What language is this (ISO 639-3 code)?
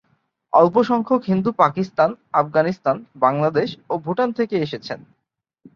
ben